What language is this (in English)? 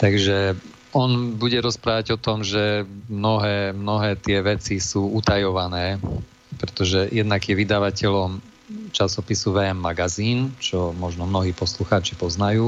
Slovak